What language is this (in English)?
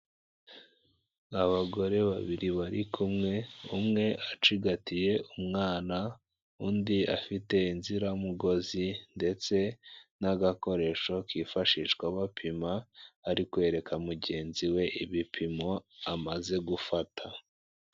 Kinyarwanda